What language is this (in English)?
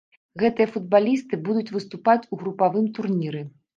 Belarusian